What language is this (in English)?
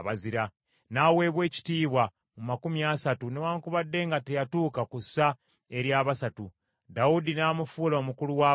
Ganda